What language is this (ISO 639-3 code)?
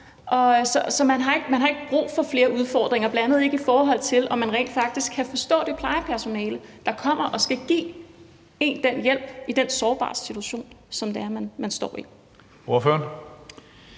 dan